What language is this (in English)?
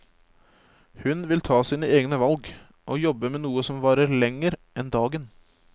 Norwegian